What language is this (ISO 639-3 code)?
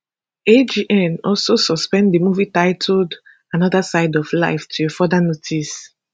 pcm